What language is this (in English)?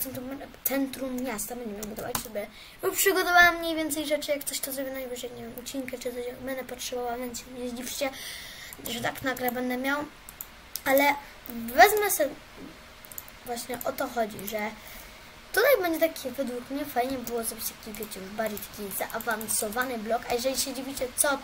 Polish